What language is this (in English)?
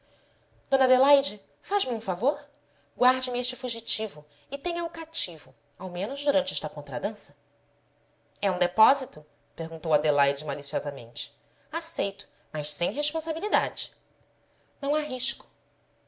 Portuguese